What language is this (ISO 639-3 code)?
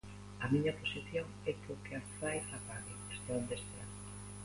glg